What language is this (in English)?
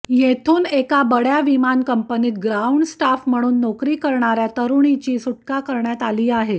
Marathi